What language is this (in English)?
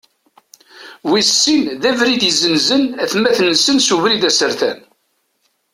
Kabyle